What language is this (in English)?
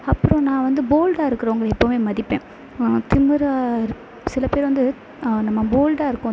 Tamil